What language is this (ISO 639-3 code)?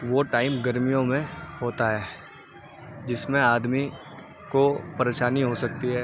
urd